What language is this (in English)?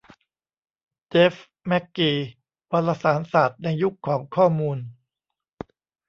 Thai